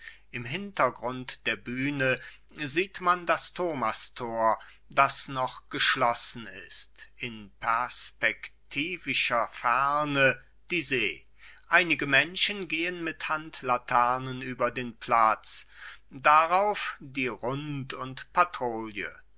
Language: German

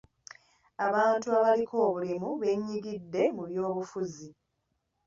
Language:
Ganda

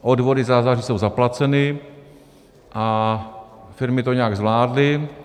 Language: Czech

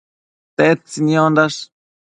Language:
Matsés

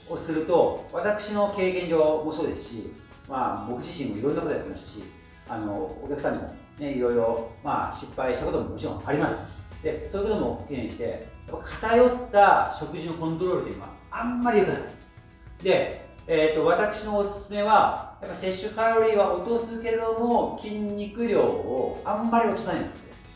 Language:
Japanese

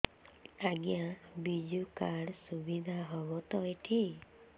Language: Odia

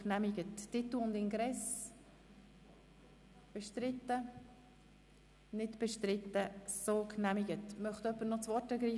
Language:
Swiss German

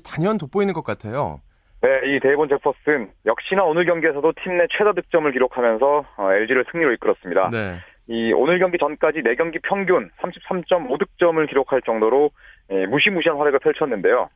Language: Korean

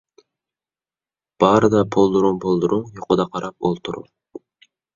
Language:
Uyghur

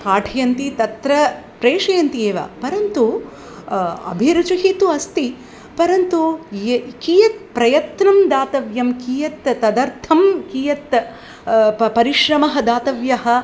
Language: Sanskrit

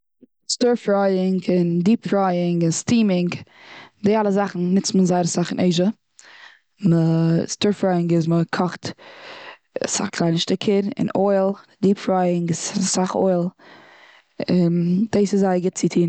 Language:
Yiddish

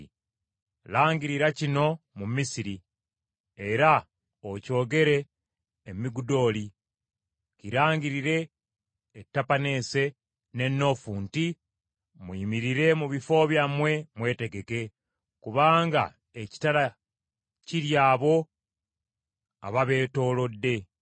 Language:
Ganda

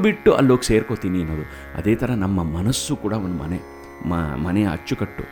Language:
Kannada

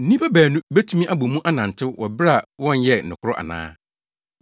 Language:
Akan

